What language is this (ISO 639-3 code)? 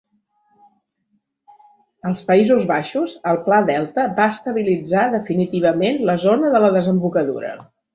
cat